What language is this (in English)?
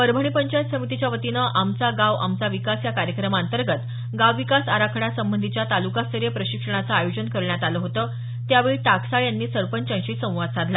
Marathi